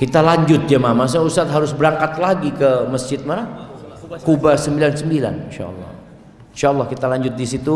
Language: Indonesian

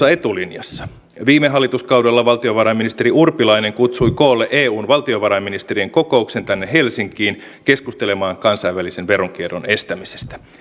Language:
Finnish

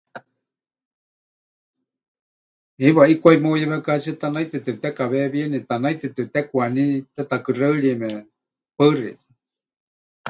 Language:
Huichol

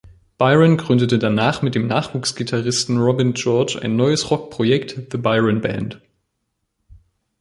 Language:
German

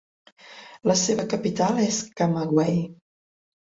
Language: Catalan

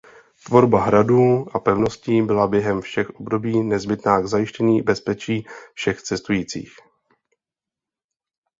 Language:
Czech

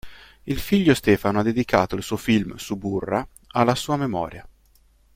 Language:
Italian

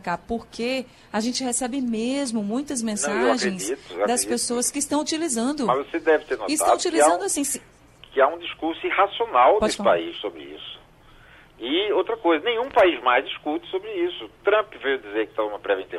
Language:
Portuguese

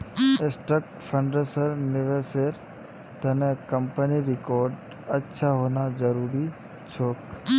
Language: Magahi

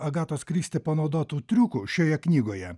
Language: Lithuanian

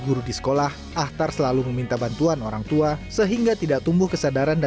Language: Indonesian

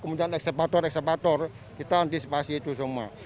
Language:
Indonesian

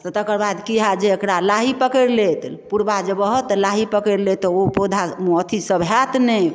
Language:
Maithili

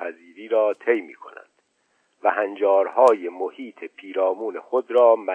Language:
Persian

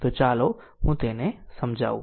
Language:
Gujarati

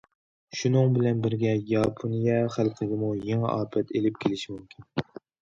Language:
Uyghur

